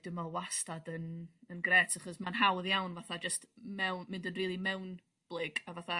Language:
Welsh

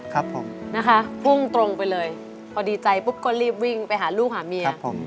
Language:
Thai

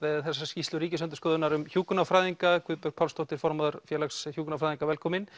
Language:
Icelandic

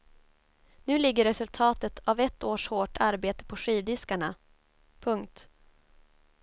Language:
Swedish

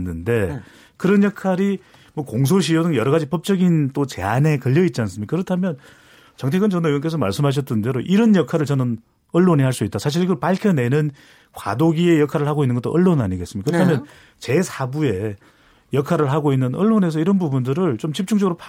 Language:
Korean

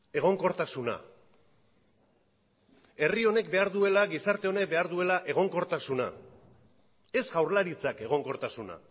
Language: Basque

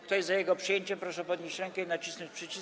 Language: Polish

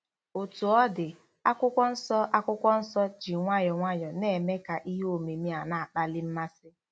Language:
Igbo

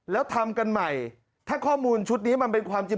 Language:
Thai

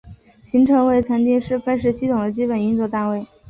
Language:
Chinese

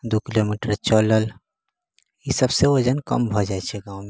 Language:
Maithili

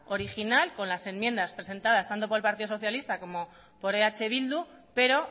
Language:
Spanish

